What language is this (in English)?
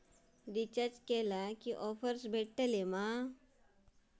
Marathi